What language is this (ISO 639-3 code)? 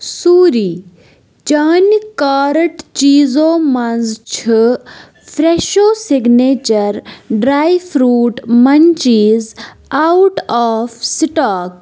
kas